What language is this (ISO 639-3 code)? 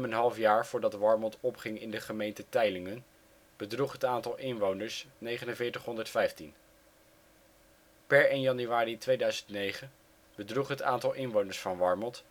nld